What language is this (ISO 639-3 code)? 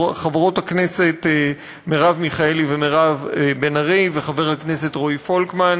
heb